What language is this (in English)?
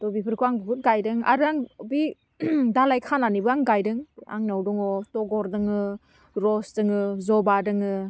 Bodo